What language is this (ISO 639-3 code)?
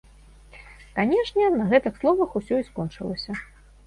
bel